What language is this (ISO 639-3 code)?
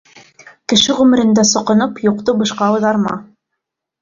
bak